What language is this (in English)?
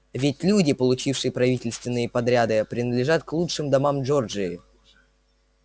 Russian